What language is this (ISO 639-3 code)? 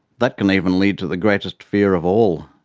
eng